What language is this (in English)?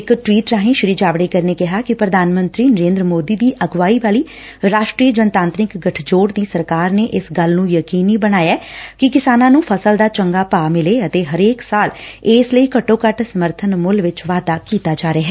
Punjabi